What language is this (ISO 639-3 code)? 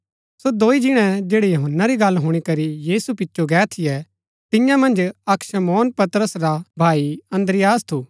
gbk